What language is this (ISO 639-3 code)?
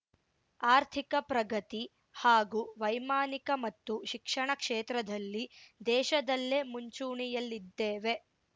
kan